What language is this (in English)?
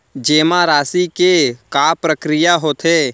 Chhattisgarhi